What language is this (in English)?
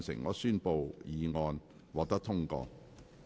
Cantonese